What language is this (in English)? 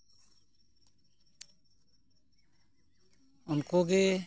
Santali